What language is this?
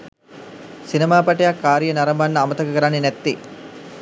Sinhala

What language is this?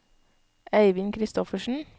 Norwegian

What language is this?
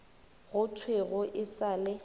Northern Sotho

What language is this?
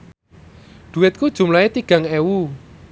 Javanese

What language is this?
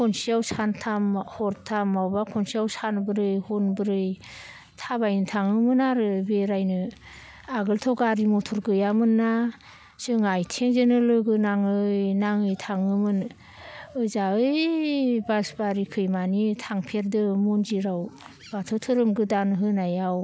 Bodo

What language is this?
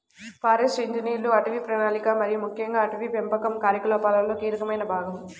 Telugu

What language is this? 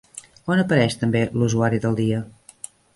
Catalan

